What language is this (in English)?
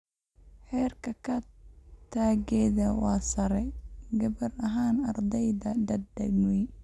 Somali